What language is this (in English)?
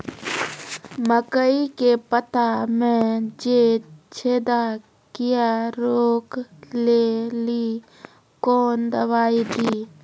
Maithili